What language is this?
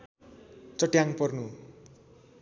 Nepali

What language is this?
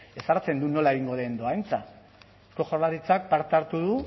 Basque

